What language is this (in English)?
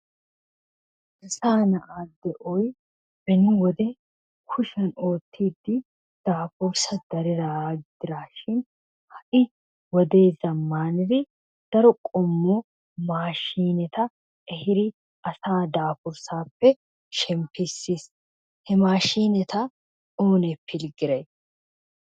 Wolaytta